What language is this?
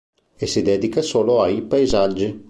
Italian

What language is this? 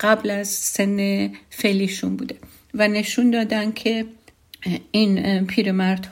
Persian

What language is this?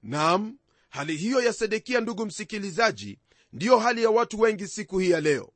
Swahili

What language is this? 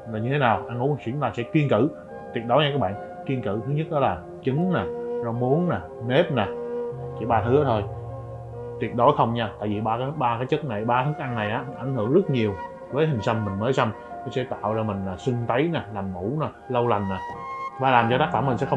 Vietnamese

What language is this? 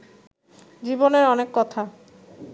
Bangla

